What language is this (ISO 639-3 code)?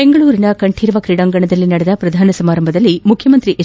kan